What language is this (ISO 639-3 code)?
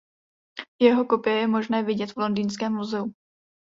ces